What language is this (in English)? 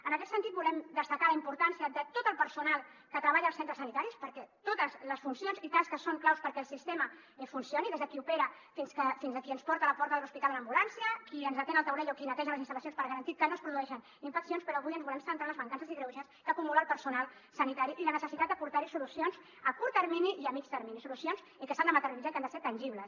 Catalan